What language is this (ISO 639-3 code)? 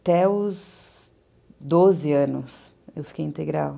por